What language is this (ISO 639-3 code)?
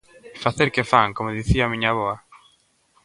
glg